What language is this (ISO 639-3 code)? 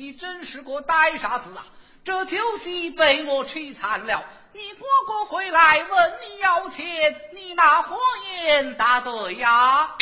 zho